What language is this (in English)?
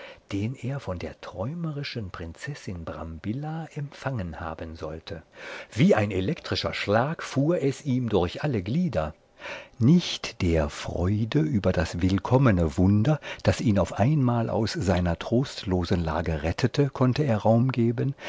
German